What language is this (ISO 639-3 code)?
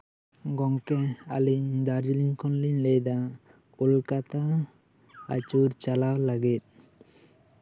sat